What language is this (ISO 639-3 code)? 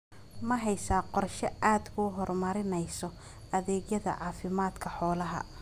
som